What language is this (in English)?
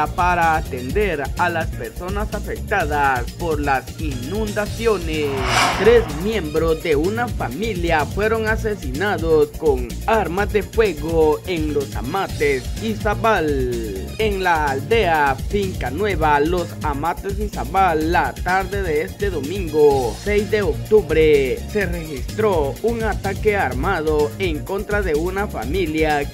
Spanish